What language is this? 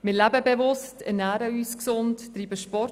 Swiss German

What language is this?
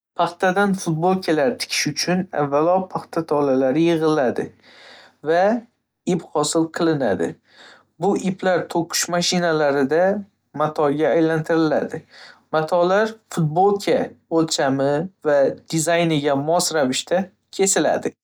Uzbek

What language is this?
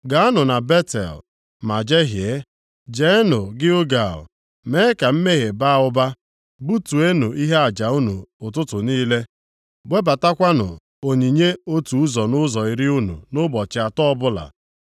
Igbo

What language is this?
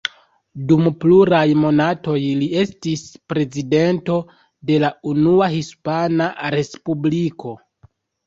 Esperanto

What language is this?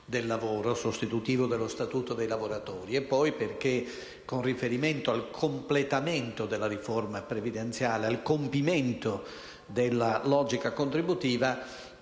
Italian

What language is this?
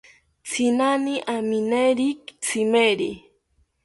South Ucayali Ashéninka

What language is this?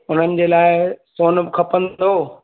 Sindhi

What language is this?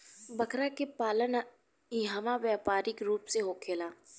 Bhojpuri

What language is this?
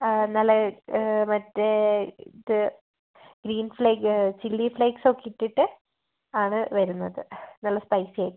Malayalam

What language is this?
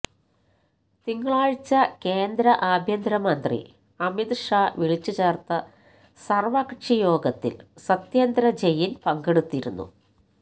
Malayalam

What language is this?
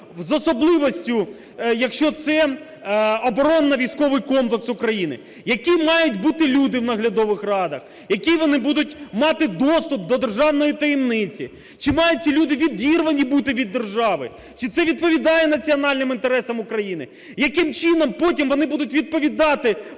Ukrainian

